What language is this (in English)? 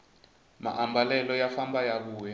Tsonga